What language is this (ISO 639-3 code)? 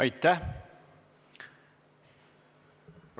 est